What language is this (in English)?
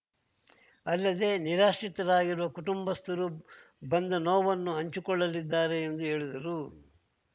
Kannada